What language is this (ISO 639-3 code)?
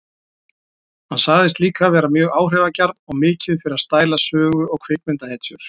isl